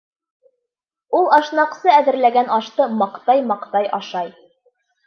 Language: Bashkir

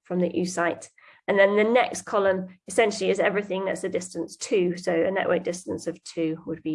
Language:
English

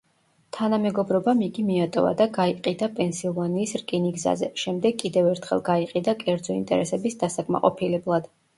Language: Georgian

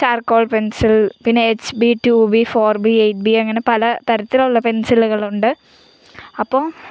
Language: Malayalam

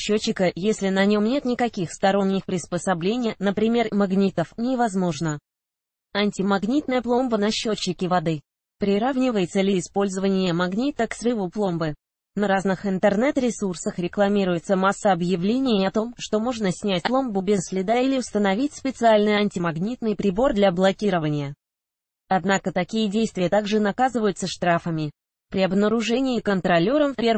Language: Russian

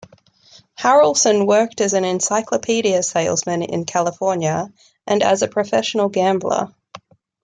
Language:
English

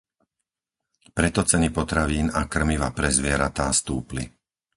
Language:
Slovak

